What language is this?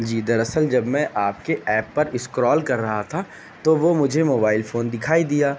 Urdu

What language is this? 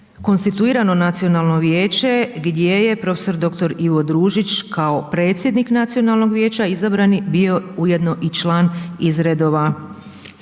Croatian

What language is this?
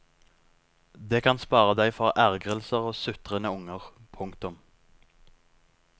Norwegian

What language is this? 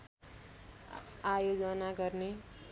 Nepali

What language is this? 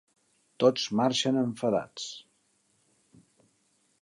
Catalan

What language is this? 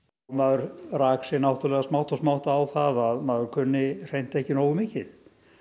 Icelandic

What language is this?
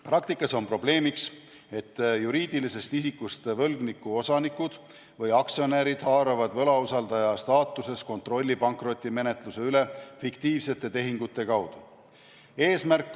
Estonian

